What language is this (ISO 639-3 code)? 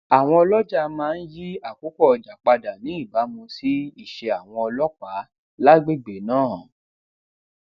yor